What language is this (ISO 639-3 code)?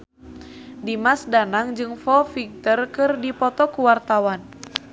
sun